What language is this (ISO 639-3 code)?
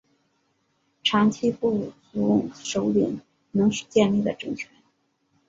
zho